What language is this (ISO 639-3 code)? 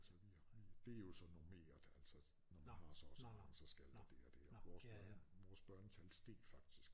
dan